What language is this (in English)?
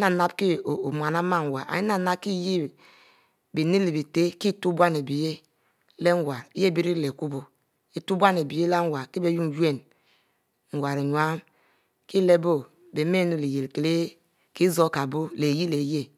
Mbe